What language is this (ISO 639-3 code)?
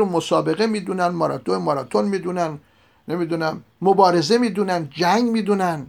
fas